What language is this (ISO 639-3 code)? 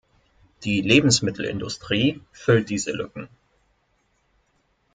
deu